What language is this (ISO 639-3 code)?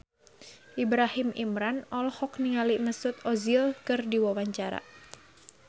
sun